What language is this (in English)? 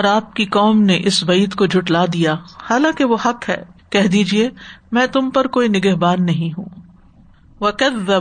Urdu